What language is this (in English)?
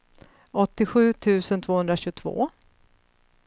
Swedish